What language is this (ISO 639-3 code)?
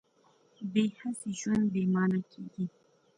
pus